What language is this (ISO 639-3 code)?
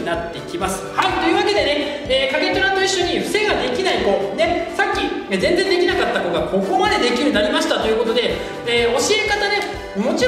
jpn